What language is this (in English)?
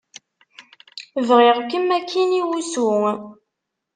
Kabyle